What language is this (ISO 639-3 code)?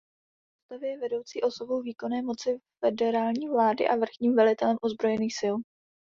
ces